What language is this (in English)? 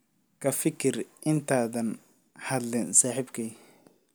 Somali